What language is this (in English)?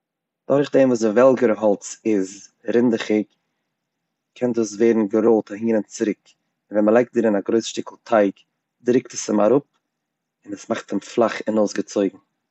Yiddish